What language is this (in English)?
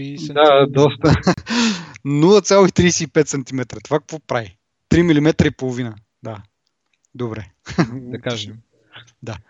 Bulgarian